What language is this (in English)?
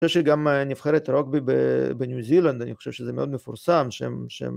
Hebrew